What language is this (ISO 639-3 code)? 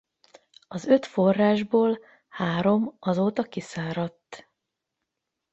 hun